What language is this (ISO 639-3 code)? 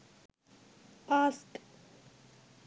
sin